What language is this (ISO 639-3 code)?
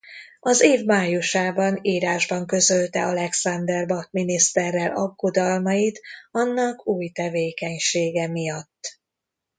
hun